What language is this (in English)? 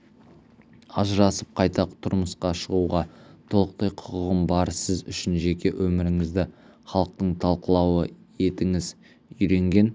Kazakh